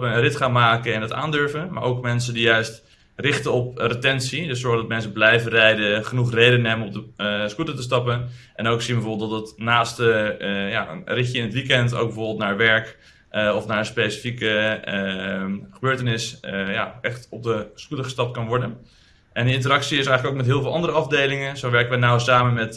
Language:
Dutch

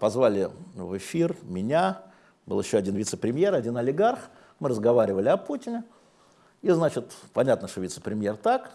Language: Russian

